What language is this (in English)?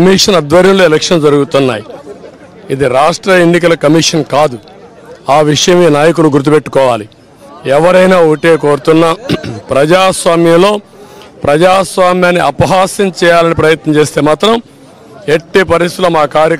Telugu